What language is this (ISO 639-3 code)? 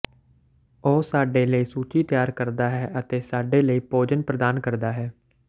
pan